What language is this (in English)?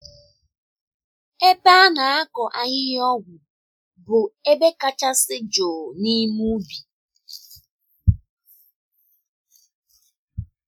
Igbo